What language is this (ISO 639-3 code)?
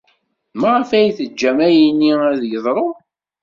kab